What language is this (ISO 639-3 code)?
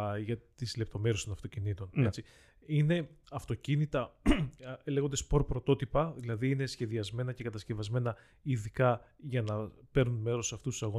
ell